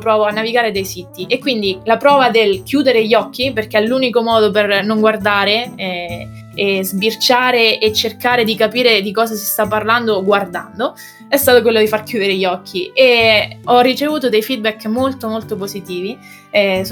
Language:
Italian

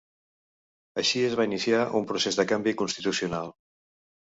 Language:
Catalan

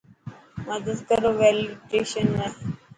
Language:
Dhatki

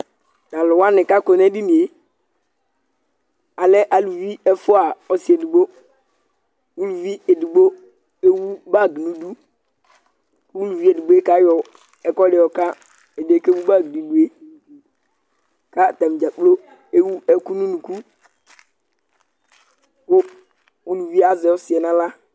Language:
Ikposo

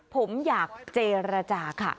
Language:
Thai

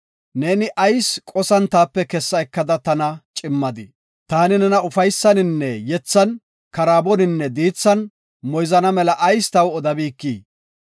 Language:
Gofa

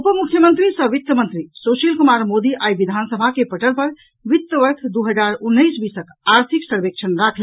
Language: Maithili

